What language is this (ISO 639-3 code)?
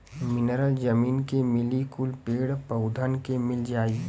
bho